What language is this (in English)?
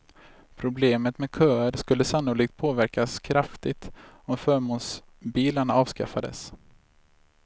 Swedish